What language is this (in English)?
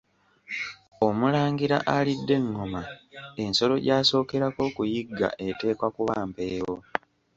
Ganda